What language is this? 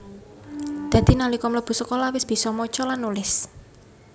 Javanese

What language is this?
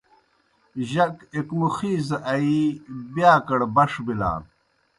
Kohistani Shina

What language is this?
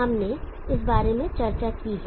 Hindi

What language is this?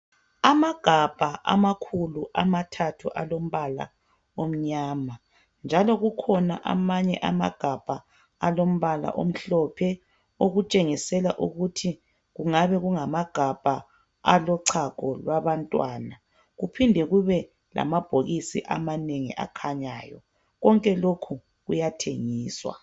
North Ndebele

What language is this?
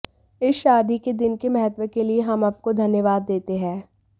Hindi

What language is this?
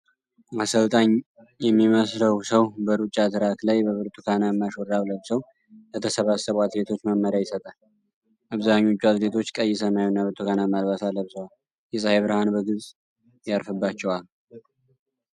Amharic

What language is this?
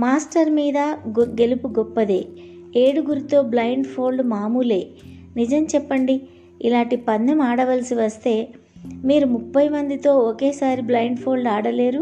Telugu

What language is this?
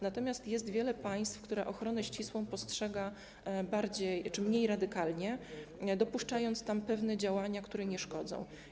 Polish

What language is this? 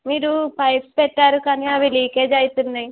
Telugu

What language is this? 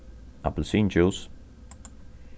Faroese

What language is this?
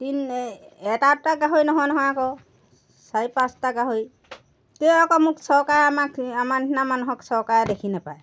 Assamese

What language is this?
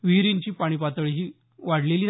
Marathi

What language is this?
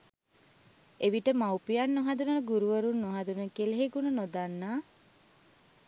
Sinhala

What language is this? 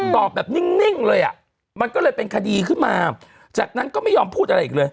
Thai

